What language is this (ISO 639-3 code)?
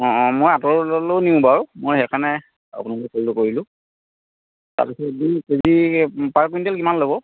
asm